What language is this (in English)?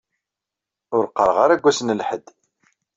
Kabyle